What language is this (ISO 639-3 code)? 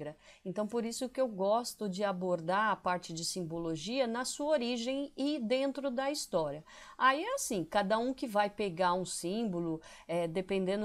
por